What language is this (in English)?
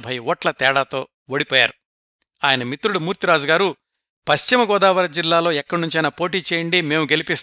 Telugu